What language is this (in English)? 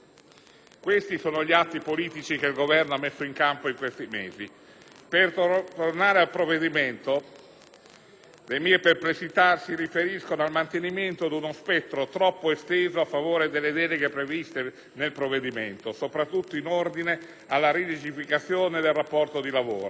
Italian